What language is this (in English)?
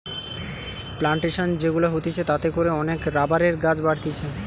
Bangla